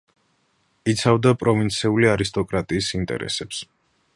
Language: Georgian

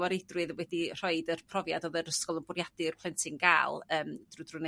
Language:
Welsh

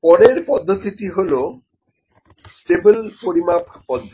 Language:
Bangla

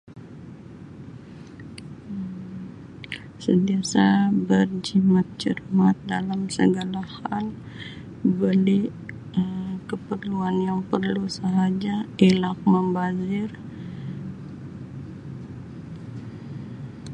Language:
Sabah Malay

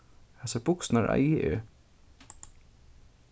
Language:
Faroese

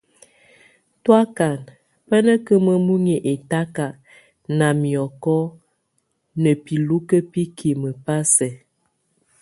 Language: Tunen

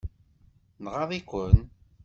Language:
Kabyle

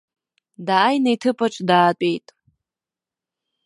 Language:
Abkhazian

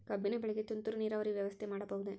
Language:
Kannada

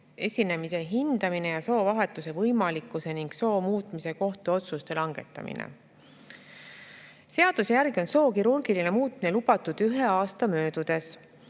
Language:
Estonian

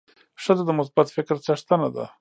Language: Pashto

